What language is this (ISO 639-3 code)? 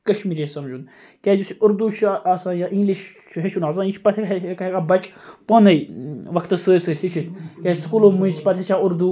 kas